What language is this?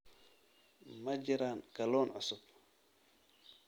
Somali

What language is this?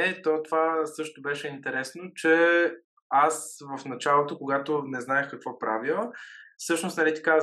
Bulgarian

